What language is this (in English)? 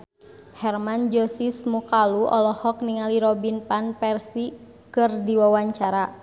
Sundanese